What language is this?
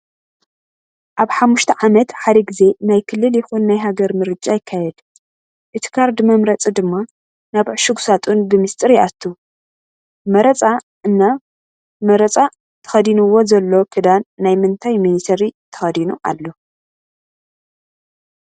Tigrinya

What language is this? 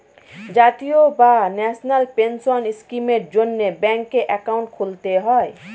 Bangla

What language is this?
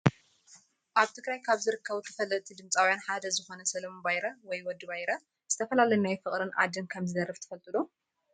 Tigrinya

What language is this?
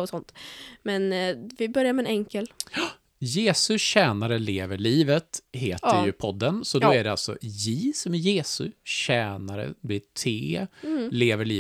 Swedish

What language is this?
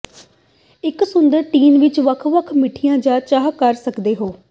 Punjabi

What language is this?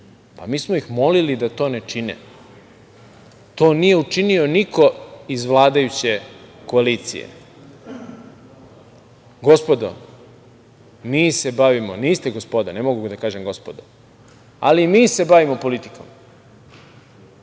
Serbian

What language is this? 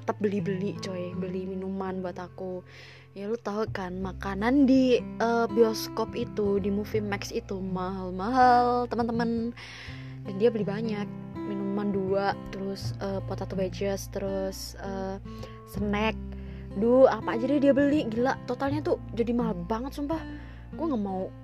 Indonesian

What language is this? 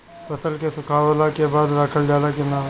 Bhojpuri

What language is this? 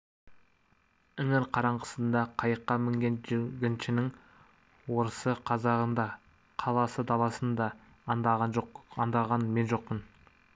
Kazakh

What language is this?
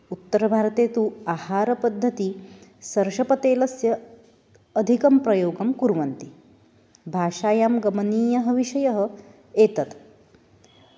Sanskrit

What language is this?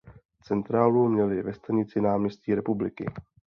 Czech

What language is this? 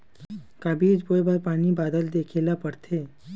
Chhattisgarhi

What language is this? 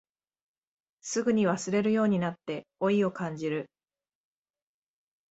Japanese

